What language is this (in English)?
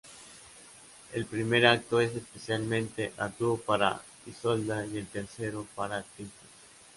Spanish